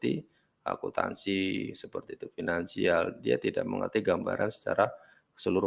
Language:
Indonesian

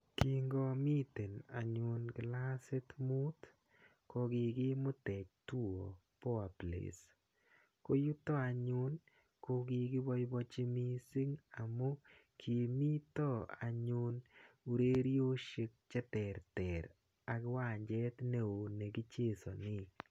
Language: Kalenjin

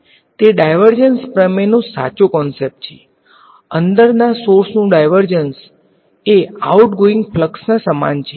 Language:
Gujarati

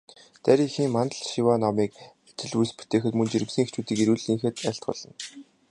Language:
Mongolian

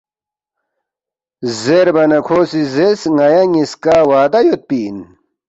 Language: Balti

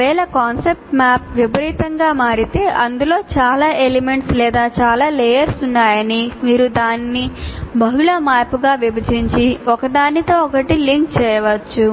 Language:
Telugu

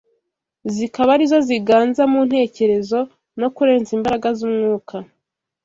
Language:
Kinyarwanda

